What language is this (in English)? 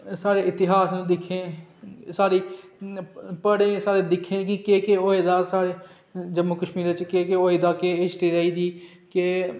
Dogri